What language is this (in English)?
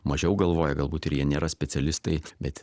Lithuanian